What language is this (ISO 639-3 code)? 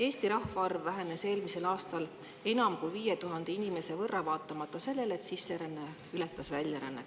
est